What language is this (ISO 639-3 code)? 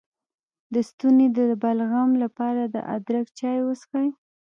pus